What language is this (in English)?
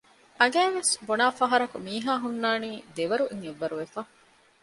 Divehi